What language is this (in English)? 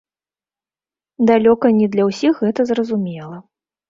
Belarusian